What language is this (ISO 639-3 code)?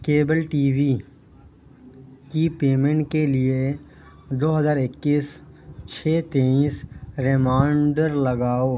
urd